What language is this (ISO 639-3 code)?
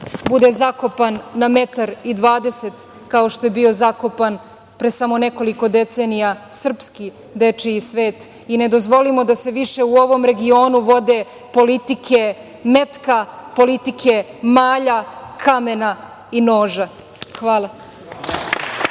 srp